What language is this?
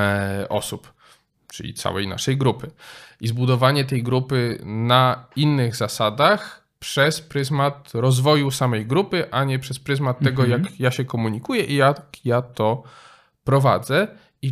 Polish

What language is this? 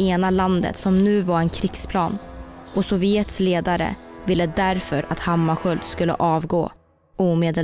Swedish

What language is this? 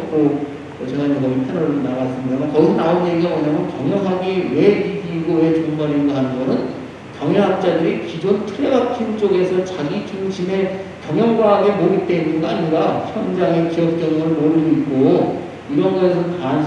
Korean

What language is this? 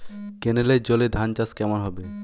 Bangla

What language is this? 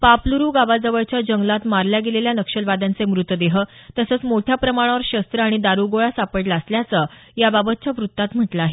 Marathi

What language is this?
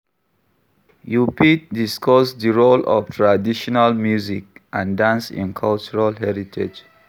Nigerian Pidgin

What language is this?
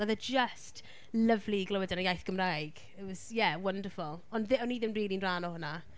Welsh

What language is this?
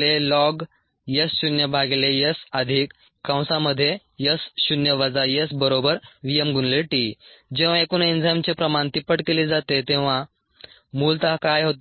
Marathi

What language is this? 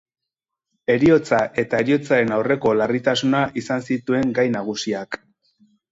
Basque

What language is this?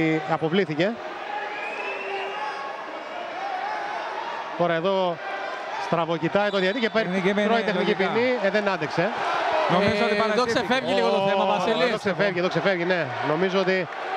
Greek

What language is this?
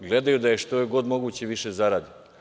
Serbian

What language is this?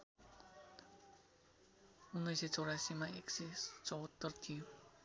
Nepali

